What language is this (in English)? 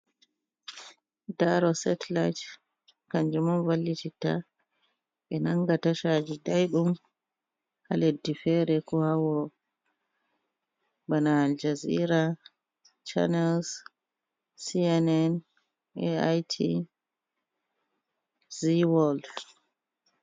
Fula